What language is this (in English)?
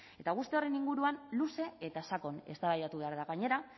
Basque